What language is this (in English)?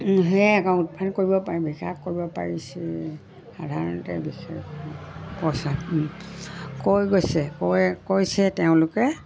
Assamese